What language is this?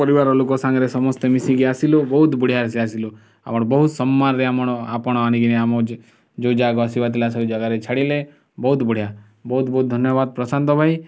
Odia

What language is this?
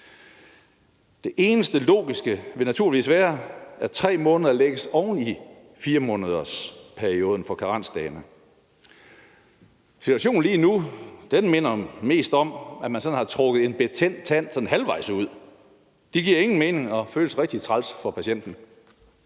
Danish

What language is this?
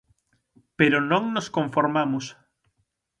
Galician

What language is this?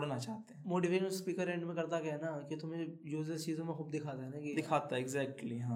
Hindi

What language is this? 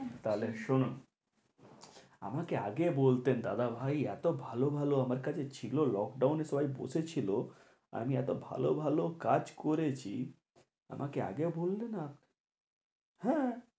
Bangla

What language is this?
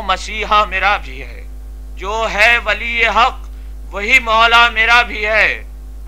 Hindi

